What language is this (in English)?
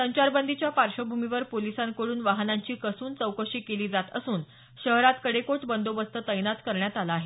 Marathi